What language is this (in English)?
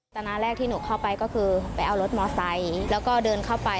Thai